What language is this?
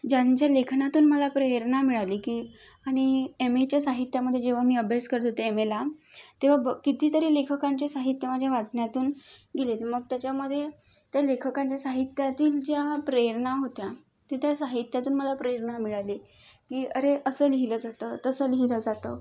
Marathi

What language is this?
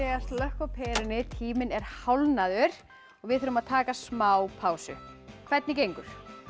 Icelandic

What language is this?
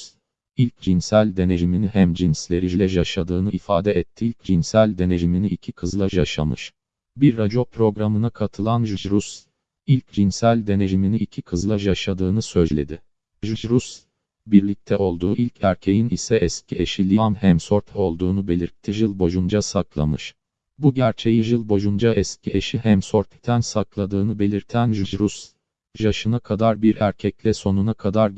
Turkish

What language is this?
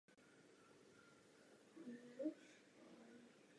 Czech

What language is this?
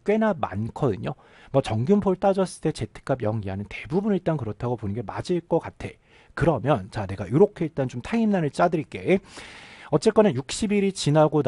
Korean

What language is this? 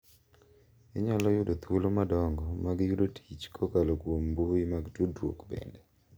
Luo (Kenya and Tanzania)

